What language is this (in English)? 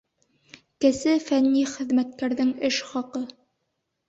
Bashkir